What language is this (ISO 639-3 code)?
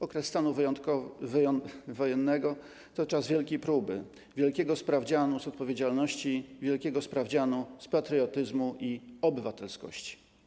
pol